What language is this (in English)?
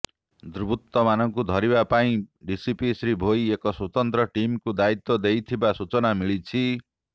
Odia